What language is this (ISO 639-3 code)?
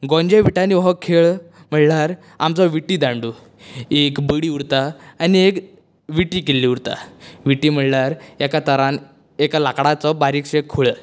kok